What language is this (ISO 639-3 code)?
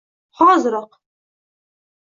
uzb